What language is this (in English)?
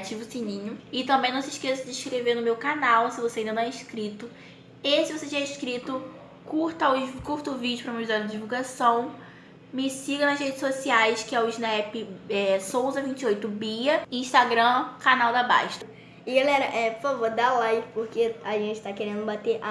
Portuguese